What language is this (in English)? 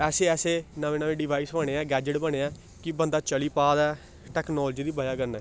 Dogri